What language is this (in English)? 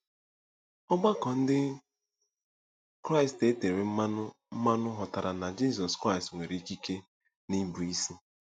Igbo